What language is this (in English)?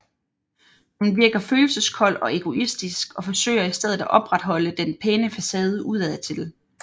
Danish